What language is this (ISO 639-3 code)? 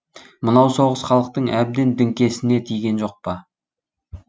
kaz